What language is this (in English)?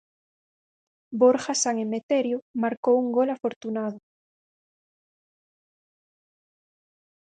Galician